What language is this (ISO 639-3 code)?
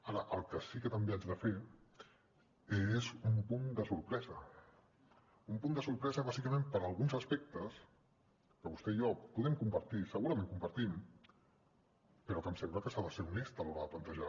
cat